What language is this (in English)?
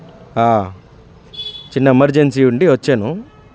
Telugu